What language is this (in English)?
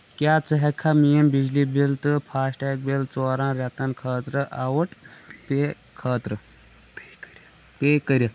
Kashmiri